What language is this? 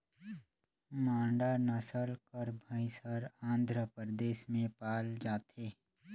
Chhattisgarhi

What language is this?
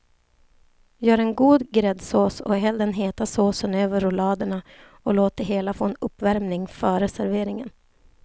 Swedish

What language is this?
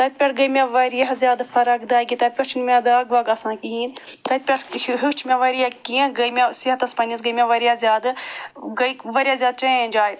Kashmiri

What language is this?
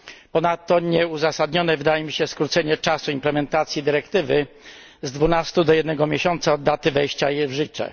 Polish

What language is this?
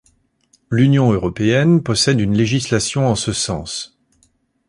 French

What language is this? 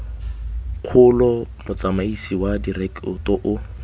Tswana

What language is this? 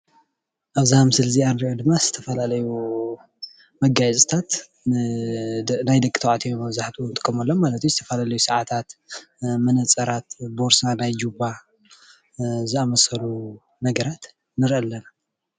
Tigrinya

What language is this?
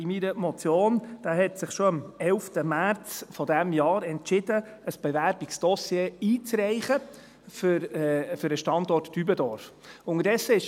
Swiss German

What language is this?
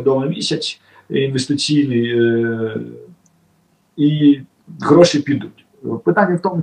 Ukrainian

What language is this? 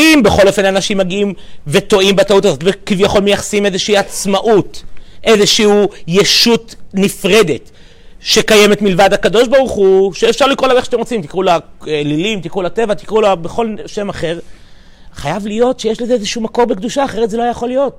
Hebrew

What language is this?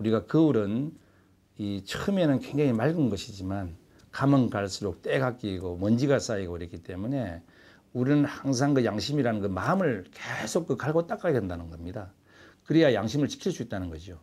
Korean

